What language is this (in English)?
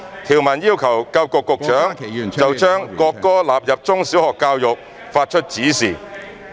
Cantonese